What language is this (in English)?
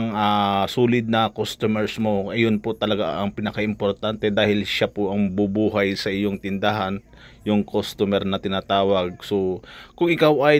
Filipino